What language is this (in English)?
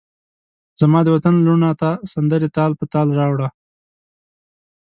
Pashto